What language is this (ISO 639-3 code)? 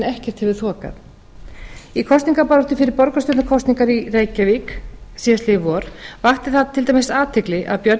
isl